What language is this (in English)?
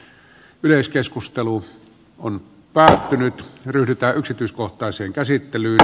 Finnish